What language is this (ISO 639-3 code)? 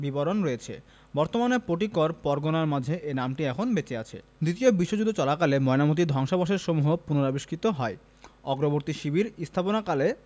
ben